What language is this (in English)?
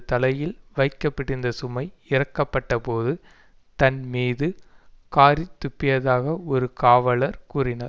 Tamil